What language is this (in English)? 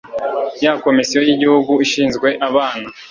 Kinyarwanda